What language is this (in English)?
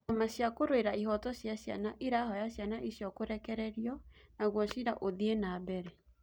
Kikuyu